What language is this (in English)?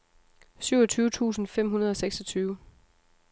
Danish